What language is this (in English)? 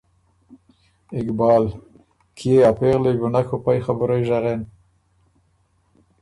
Ormuri